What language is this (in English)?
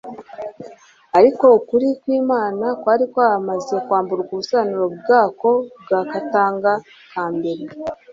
Kinyarwanda